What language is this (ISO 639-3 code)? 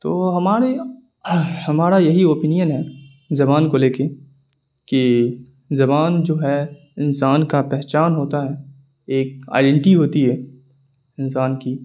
urd